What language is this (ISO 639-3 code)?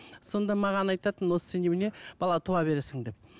kaz